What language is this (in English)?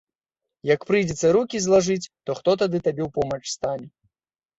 Belarusian